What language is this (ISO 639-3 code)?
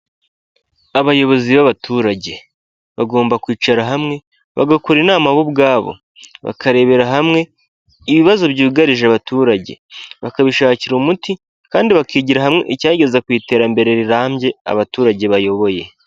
kin